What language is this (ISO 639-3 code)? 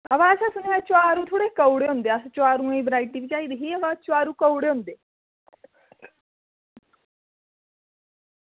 doi